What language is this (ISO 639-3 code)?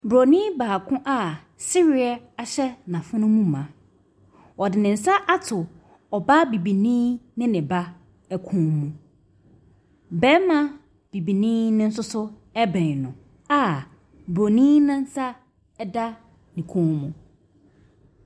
aka